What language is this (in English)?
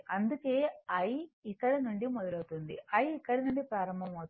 Telugu